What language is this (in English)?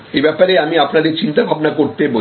Bangla